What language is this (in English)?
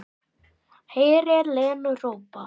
Icelandic